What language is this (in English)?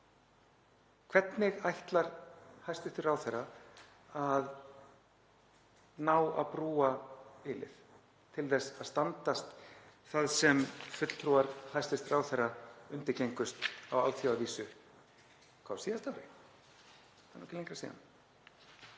Icelandic